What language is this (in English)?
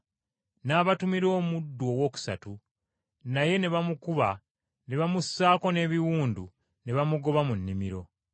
Ganda